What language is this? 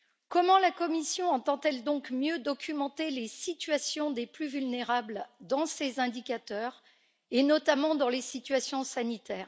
French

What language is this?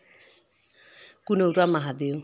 Hindi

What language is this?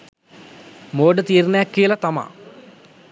Sinhala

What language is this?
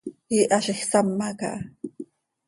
Seri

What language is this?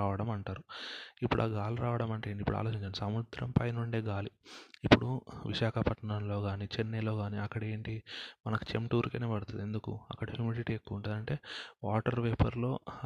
Telugu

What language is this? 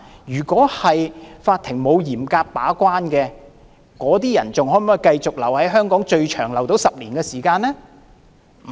Cantonese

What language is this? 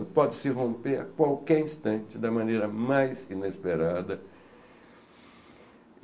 Portuguese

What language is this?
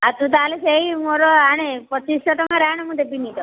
Odia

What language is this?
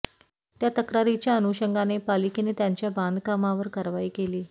Marathi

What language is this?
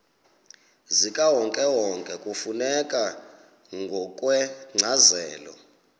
Xhosa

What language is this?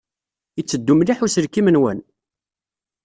Kabyle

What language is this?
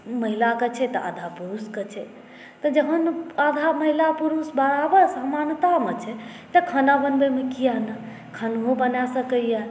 Maithili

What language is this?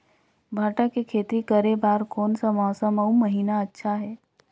Chhattisgarhi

